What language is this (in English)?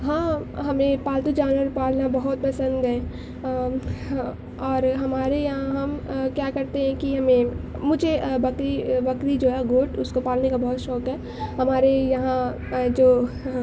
Urdu